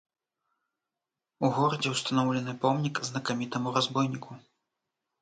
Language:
Belarusian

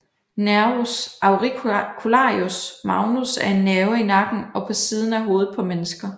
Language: Danish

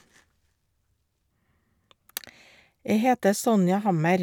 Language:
Norwegian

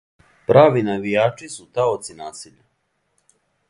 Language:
Serbian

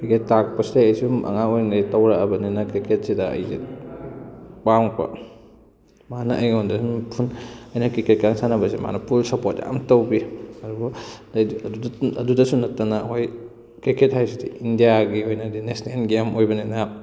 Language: Manipuri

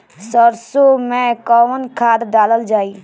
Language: Bhojpuri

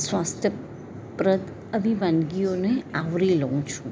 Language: Gujarati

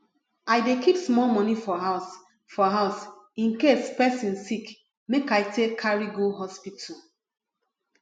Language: Nigerian Pidgin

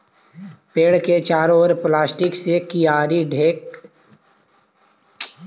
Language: Magahi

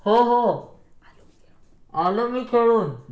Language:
Marathi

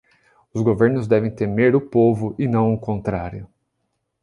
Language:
Portuguese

